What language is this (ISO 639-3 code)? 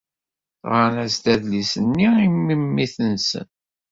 kab